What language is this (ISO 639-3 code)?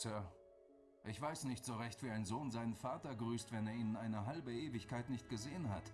deu